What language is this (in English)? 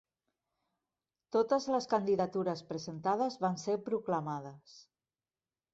Catalan